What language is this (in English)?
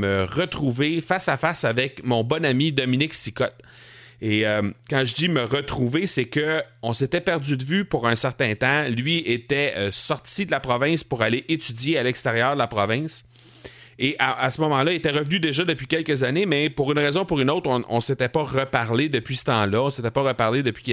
French